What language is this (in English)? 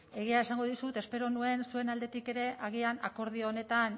Basque